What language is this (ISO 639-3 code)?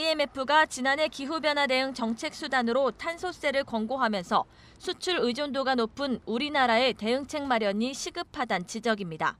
kor